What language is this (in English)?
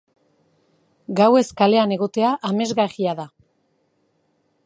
Basque